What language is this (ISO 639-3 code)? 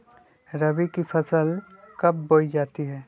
mag